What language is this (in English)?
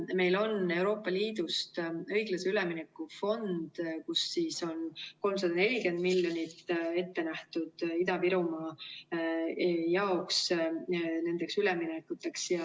Estonian